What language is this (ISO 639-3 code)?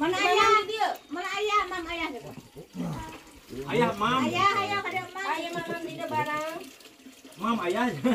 ind